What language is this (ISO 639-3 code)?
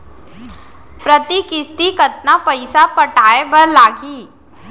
hne